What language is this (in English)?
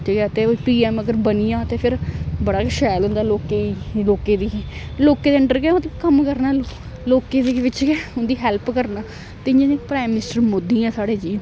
Dogri